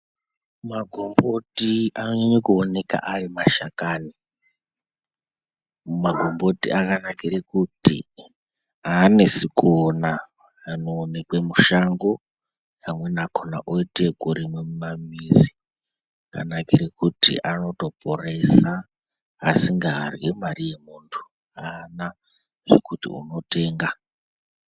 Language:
Ndau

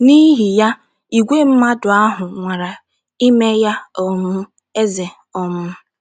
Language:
Igbo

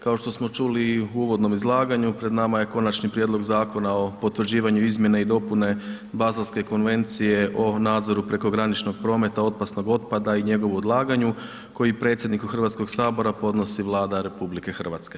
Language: Croatian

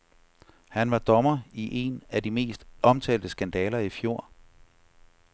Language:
Danish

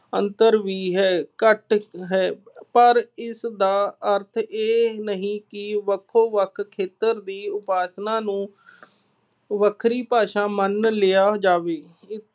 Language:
Punjabi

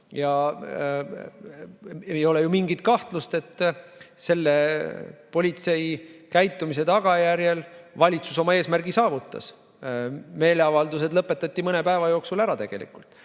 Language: Estonian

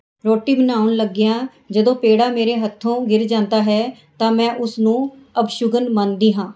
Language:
Punjabi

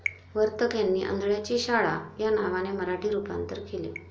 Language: Marathi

